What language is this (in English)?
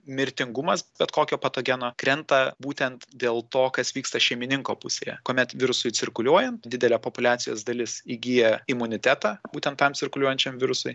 Lithuanian